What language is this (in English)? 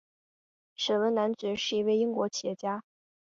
Chinese